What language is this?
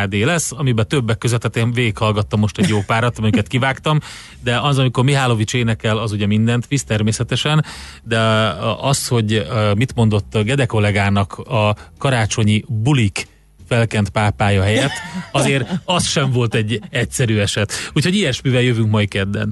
Hungarian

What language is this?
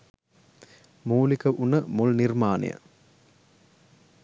Sinhala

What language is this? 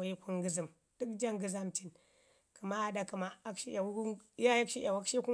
Ngizim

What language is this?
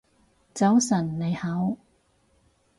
Cantonese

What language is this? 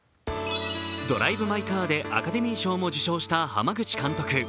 Japanese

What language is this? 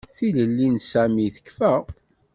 Kabyle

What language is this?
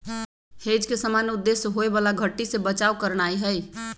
Magahi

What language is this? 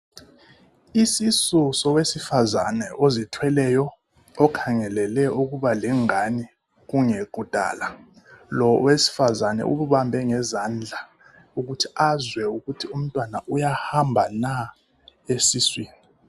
North Ndebele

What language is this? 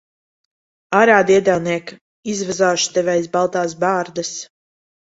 Latvian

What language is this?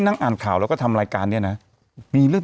Thai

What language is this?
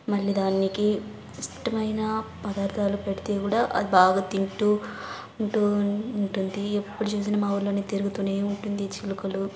Telugu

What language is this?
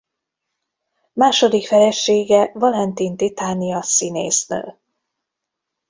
Hungarian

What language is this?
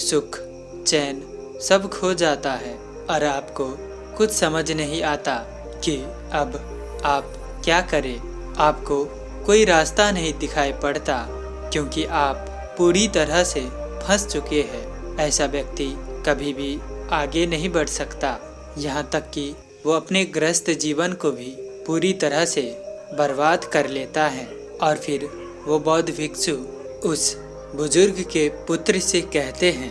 Hindi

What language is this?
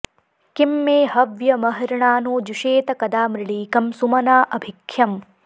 Sanskrit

